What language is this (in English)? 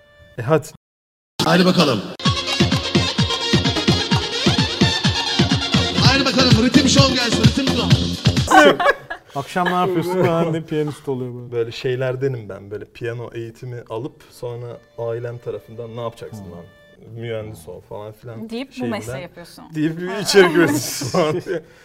Turkish